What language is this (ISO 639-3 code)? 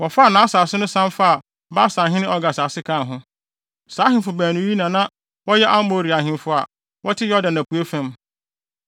aka